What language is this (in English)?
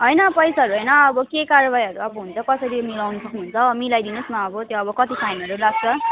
Nepali